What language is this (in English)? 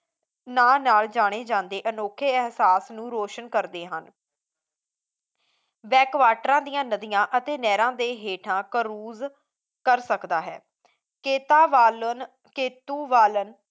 Punjabi